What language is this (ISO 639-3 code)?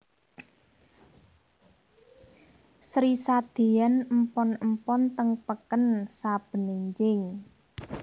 jav